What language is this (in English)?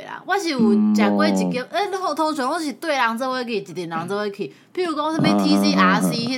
Chinese